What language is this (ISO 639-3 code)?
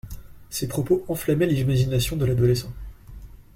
fra